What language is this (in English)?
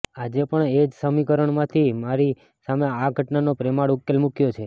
Gujarati